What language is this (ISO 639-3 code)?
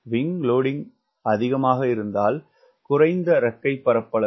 tam